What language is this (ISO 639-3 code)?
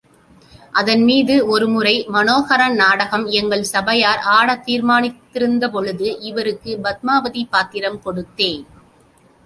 tam